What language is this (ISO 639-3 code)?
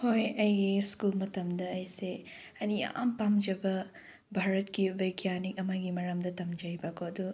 mni